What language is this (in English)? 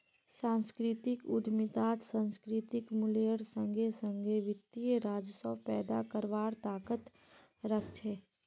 Magahi